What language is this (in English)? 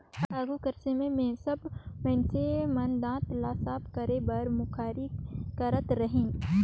Chhattisgarhi